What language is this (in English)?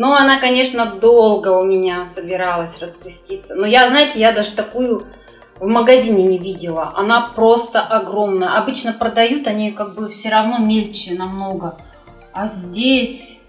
Russian